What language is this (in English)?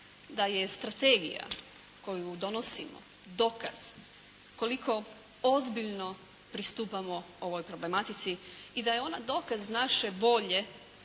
Croatian